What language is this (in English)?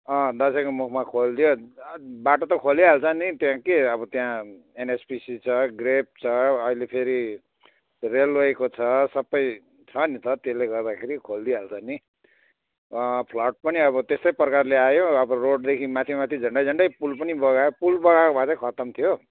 Nepali